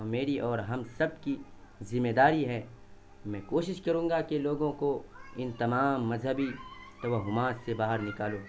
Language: Urdu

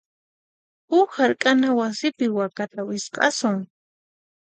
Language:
Puno Quechua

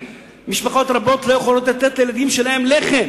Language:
Hebrew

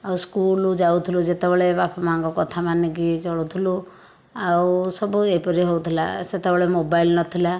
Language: Odia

